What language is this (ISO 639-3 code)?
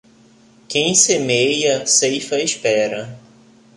por